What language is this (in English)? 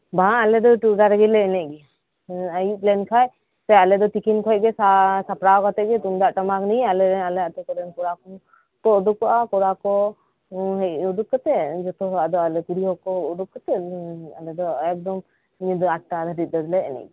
Santali